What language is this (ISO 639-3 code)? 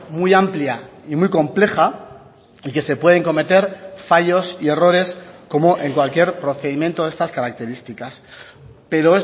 spa